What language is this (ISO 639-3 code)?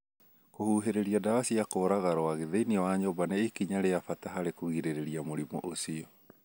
kik